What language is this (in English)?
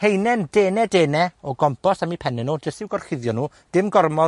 Welsh